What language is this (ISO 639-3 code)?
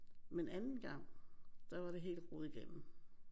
dan